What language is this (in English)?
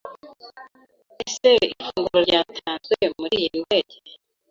Kinyarwanda